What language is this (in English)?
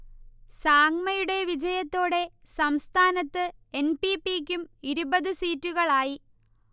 Malayalam